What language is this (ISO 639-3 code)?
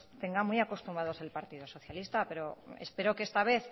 spa